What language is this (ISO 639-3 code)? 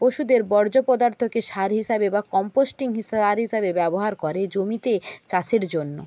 ben